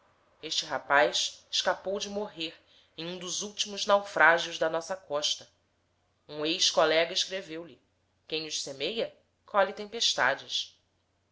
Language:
Portuguese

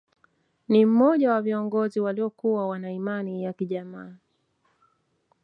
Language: Swahili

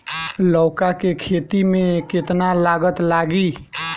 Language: Bhojpuri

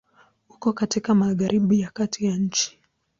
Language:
Swahili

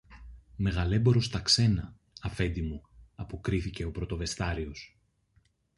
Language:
Greek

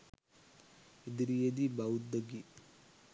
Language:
Sinhala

